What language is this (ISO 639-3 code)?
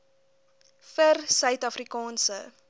afr